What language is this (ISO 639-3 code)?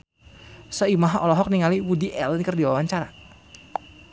sun